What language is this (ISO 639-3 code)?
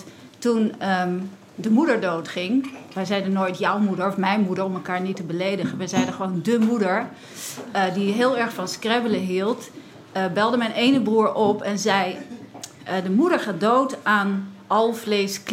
nld